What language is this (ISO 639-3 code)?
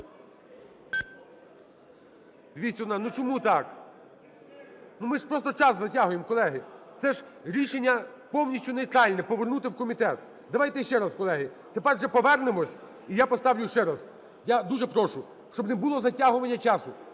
ukr